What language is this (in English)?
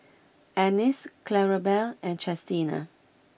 English